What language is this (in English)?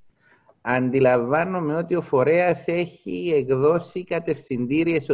Greek